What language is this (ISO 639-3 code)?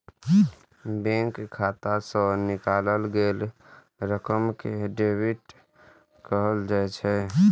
mai